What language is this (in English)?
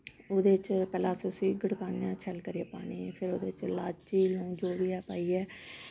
Dogri